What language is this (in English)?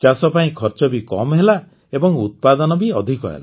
Odia